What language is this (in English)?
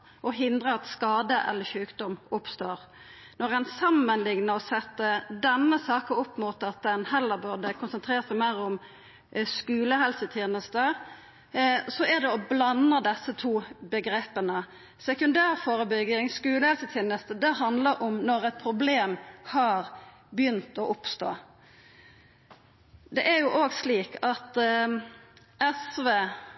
Norwegian Nynorsk